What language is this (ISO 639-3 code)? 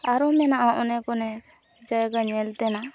sat